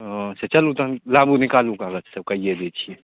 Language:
Maithili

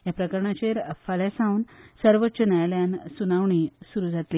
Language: Konkani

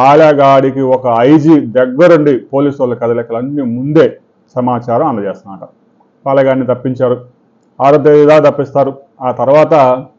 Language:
Telugu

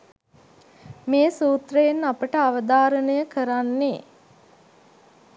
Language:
Sinhala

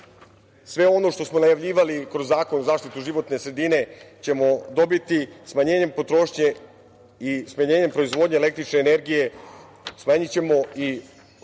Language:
Serbian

